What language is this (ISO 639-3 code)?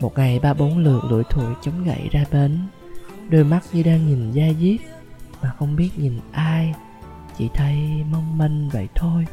vie